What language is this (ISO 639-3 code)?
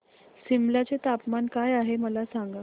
mar